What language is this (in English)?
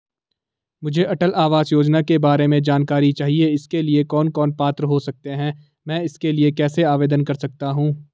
Hindi